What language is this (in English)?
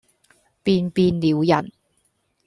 Cantonese